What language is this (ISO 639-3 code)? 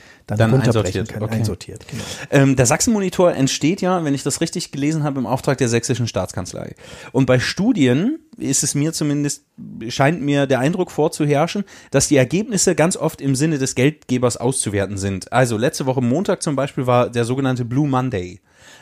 deu